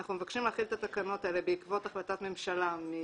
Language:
Hebrew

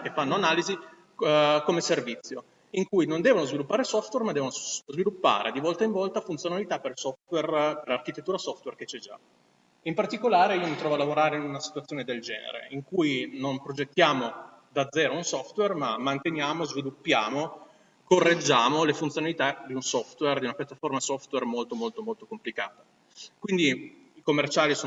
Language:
Italian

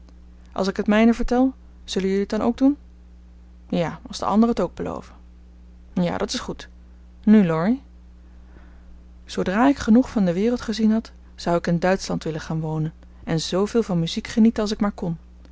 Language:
Dutch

